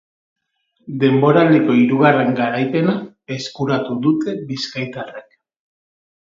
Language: Basque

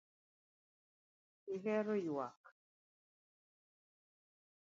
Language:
Luo (Kenya and Tanzania)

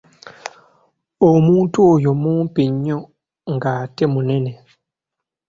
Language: Ganda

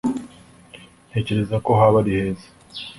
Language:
Kinyarwanda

